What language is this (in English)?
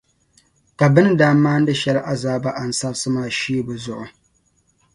Dagbani